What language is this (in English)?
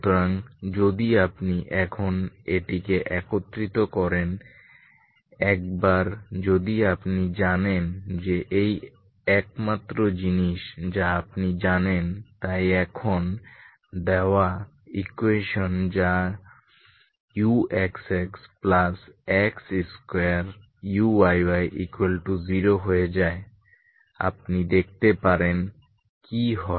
Bangla